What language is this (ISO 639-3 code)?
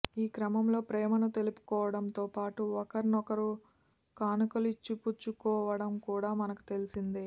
tel